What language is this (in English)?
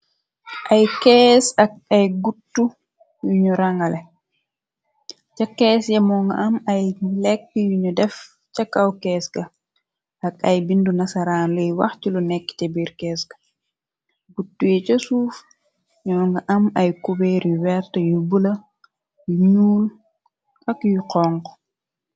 Wolof